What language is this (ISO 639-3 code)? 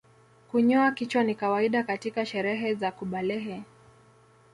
swa